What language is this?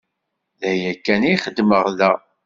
Kabyle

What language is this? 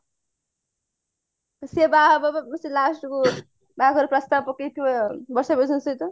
Odia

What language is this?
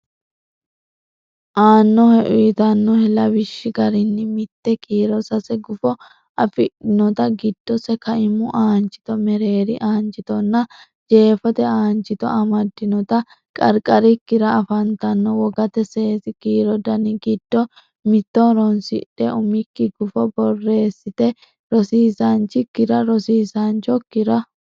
Sidamo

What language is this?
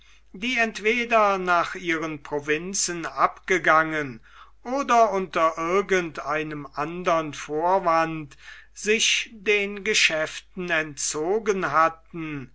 German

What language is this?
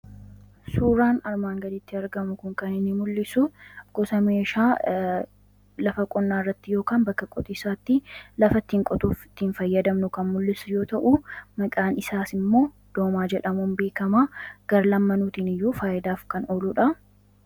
Oromo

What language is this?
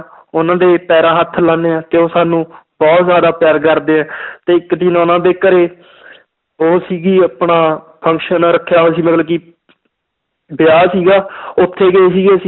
Punjabi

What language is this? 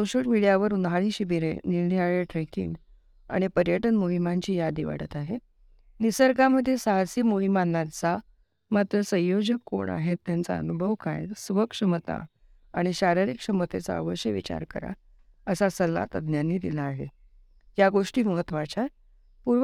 Marathi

